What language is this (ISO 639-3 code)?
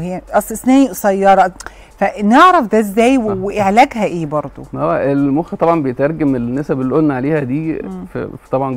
ara